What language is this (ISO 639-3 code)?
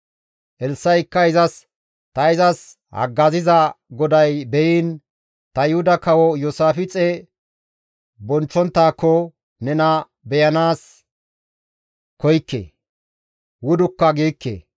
gmv